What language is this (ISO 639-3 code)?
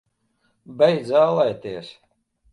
lav